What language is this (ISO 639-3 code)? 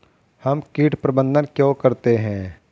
hin